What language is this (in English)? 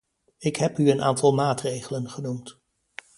Dutch